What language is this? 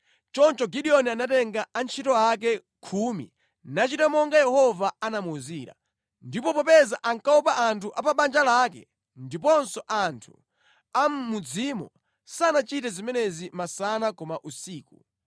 Nyanja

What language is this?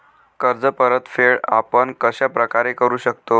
Marathi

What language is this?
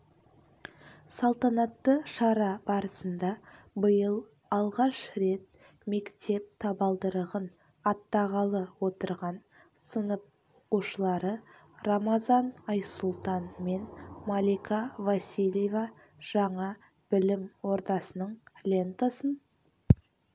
Kazakh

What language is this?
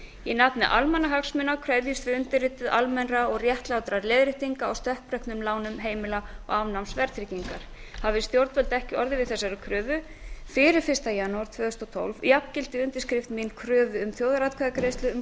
Icelandic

